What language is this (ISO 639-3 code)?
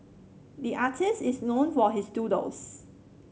eng